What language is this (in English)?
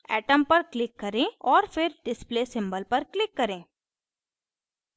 Hindi